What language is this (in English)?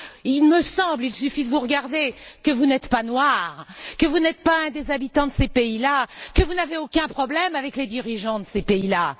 French